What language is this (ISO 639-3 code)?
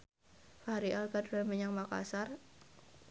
jav